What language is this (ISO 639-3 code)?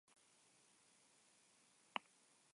eus